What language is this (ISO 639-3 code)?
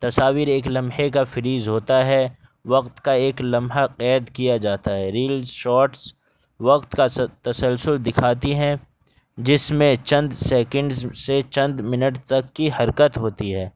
urd